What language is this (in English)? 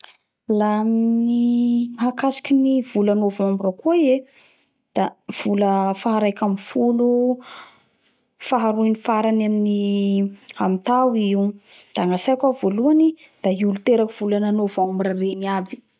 Bara Malagasy